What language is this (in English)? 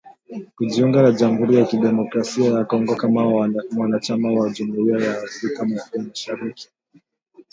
Swahili